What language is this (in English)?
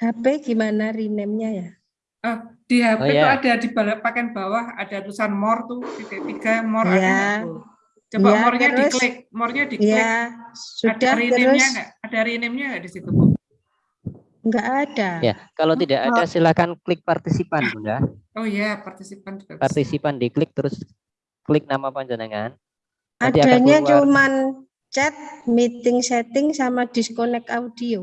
Indonesian